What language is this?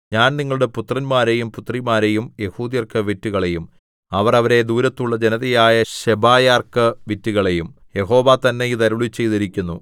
Malayalam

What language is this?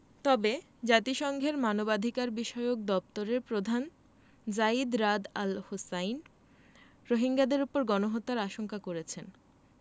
Bangla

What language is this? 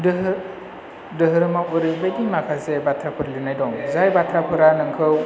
Bodo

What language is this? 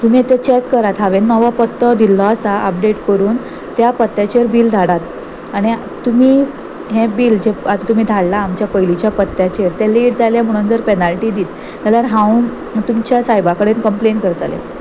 Konkani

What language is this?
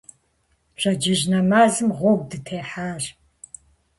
Kabardian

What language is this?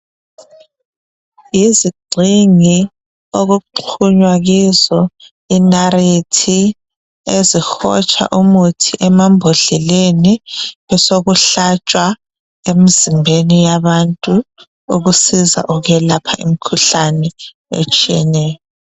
North Ndebele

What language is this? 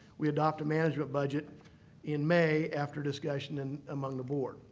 English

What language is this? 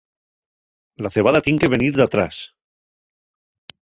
Asturian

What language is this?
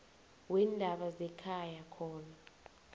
South Ndebele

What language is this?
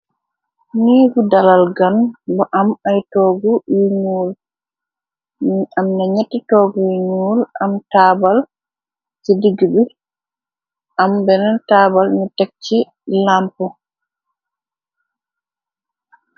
Wolof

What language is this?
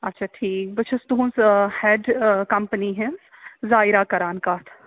Kashmiri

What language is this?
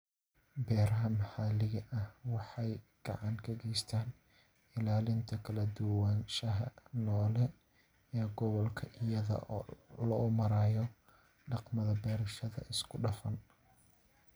Somali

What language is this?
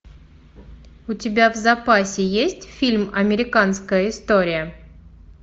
Russian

